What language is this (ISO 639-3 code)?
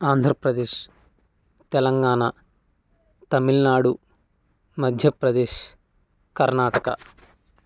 tel